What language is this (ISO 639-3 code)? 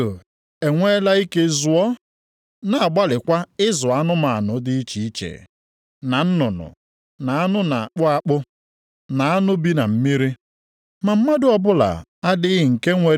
ibo